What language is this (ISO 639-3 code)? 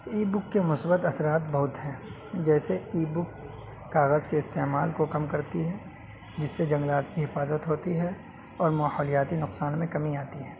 urd